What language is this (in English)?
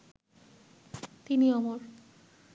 Bangla